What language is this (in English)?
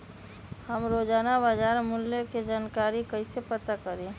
Magahi